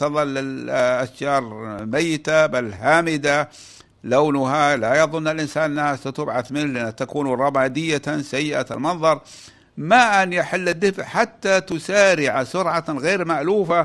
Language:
Arabic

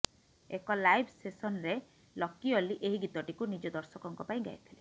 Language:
Odia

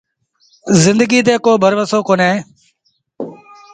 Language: Sindhi Bhil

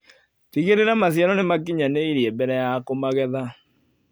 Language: Kikuyu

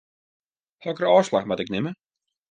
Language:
Western Frisian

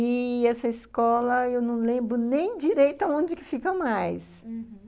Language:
Portuguese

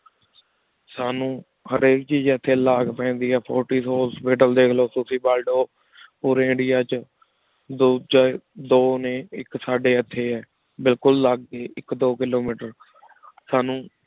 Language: Punjabi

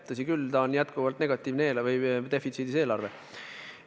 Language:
Estonian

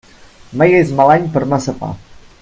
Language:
Catalan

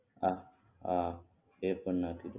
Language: Gujarati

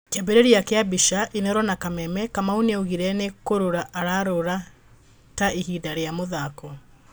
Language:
Kikuyu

